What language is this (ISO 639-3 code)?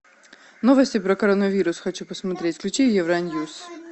rus